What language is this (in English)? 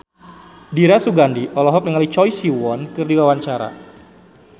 Sundanese